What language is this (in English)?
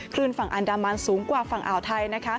Thai